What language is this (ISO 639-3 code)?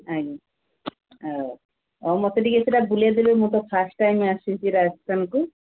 ori